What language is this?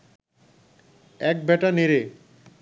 Bangla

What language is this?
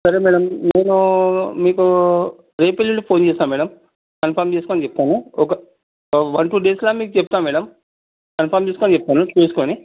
Telugu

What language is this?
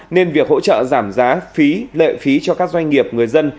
Vietnamese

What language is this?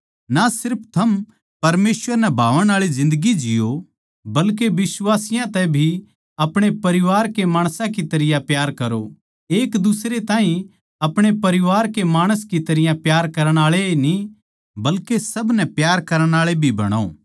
Haryanvi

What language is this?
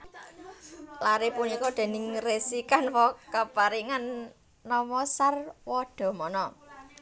Javanese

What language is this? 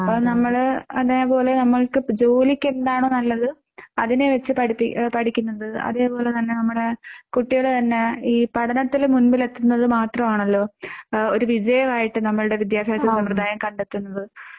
Malayalam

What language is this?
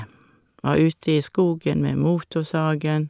Norwegian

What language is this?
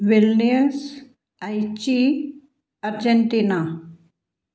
Punjabi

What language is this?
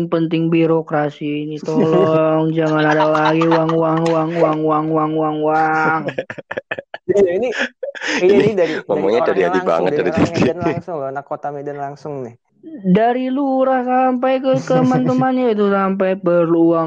Indonesian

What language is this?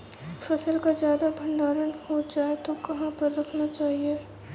Hindi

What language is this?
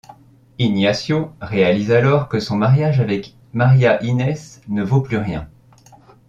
French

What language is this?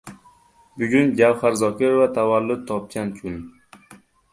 Uzbek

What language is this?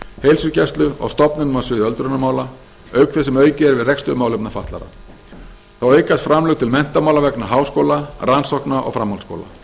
Icelandic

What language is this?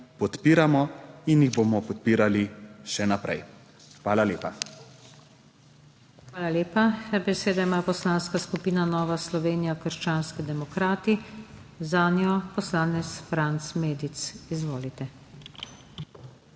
Slovenian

